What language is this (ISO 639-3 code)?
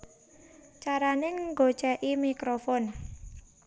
jav